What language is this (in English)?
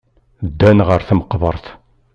Kabyle